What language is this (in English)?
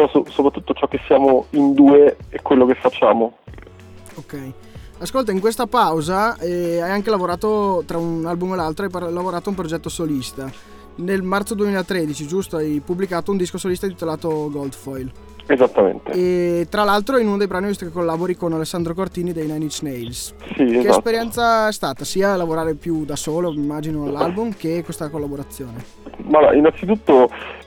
Italian